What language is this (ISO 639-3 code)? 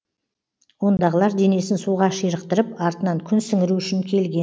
kaz